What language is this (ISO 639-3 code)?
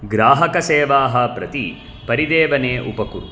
san